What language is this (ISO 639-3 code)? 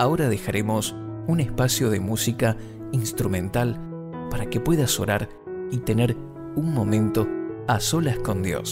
spa